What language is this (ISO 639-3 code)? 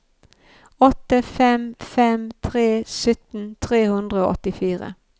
nor